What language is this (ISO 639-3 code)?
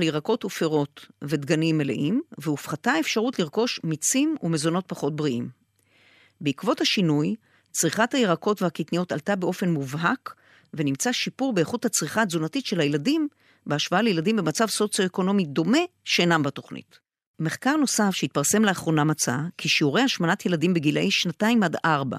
heb